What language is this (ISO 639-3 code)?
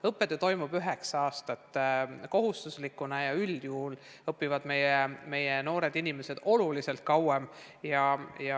est